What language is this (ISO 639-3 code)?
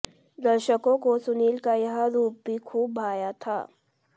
hin